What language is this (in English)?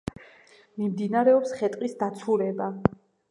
Georgian